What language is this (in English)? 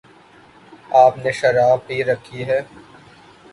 Urdu